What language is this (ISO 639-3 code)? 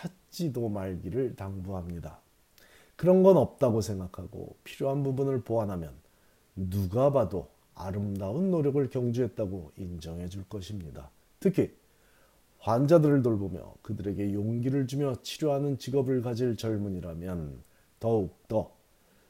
kor